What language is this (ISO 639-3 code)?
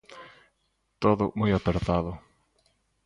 glg